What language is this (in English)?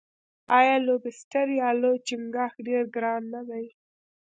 Pashto